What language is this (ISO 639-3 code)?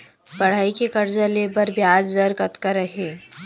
hne